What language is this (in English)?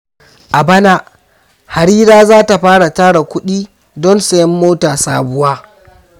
Hausa